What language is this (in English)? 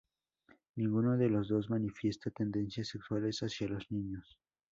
Spanish